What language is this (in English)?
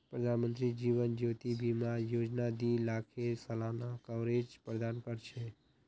Magahi